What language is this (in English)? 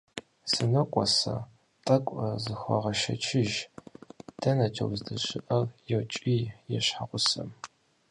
Kabardian